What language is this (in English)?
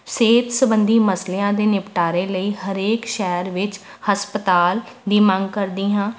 Punjabi